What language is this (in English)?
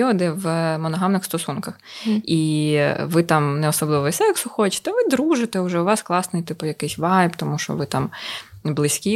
Ukrainian